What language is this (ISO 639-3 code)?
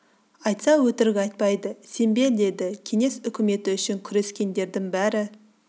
kaz